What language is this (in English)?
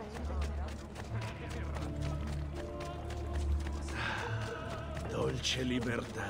Italian